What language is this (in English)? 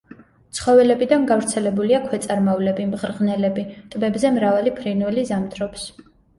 Georgian